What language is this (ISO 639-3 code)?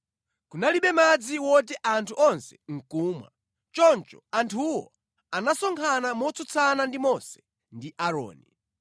nya